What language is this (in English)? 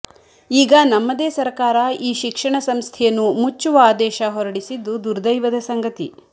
Kannada